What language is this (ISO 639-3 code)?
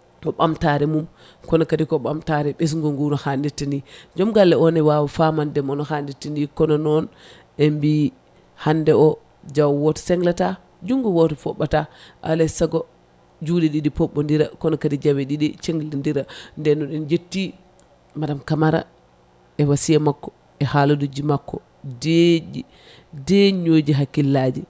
ful